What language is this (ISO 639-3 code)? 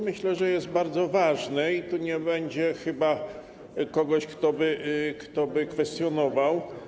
pol